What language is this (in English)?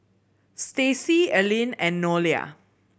English